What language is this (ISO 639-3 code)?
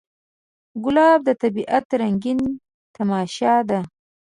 pus